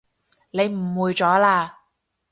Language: Cantonese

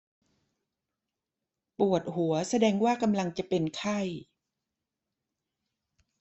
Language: Thai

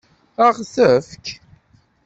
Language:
Kabyle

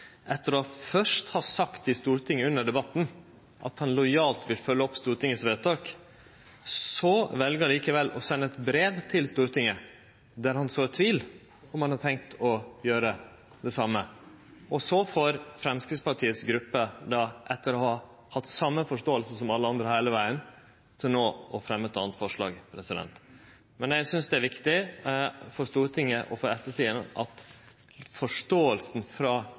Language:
Norwegian Nynorsk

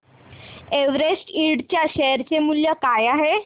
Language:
Marathi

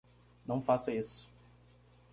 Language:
Portuguese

